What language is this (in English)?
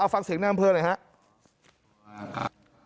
Thai